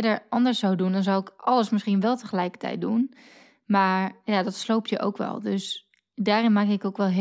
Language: Dutch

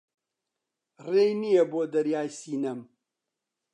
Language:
Central Kurdish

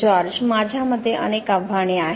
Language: Marathi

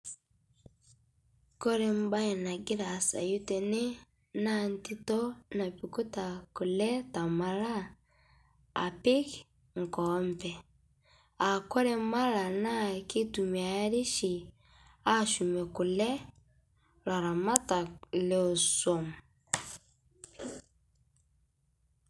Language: Masai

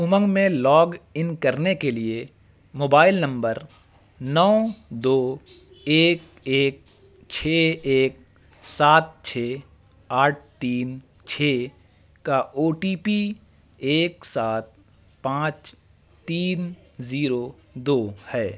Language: Urdu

